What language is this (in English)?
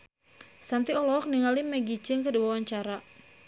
Sundanese